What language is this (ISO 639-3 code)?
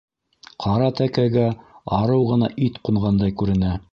bak